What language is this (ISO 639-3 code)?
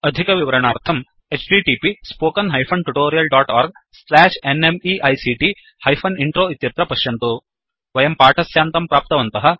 san